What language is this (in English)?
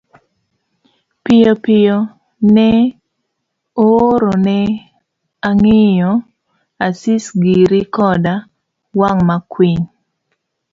Luo (Kenya and Tanzania)